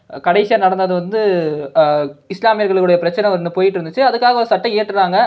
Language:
Tamil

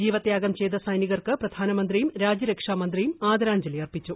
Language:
Malayalam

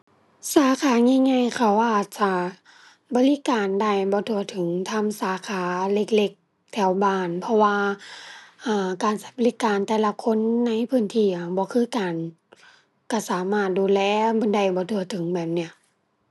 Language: Thai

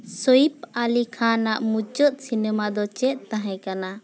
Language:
Santali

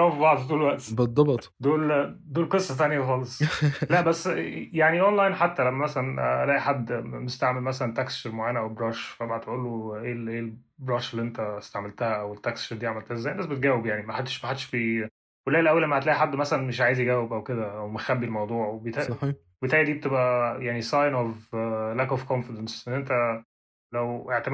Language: Arabic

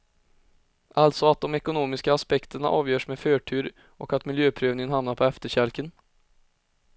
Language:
Swedish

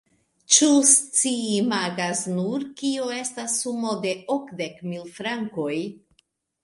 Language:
Esperanto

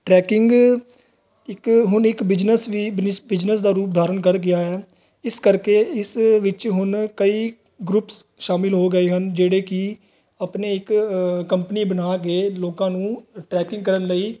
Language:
Punjabi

